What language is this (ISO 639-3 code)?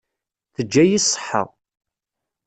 kab